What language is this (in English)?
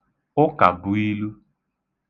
Igbo